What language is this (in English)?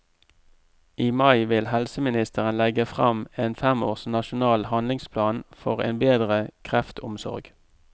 Norwegian